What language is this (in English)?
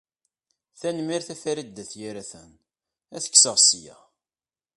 Kabyle